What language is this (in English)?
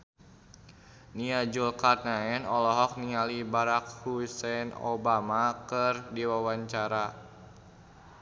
Sundanese